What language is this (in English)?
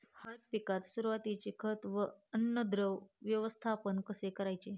Marathi